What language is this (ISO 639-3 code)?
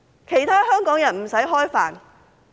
yue